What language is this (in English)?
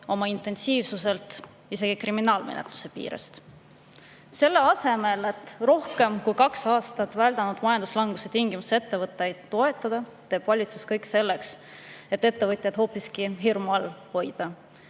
Estonian